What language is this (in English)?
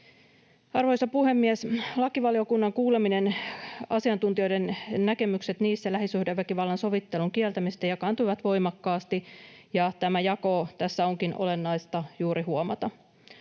Finnish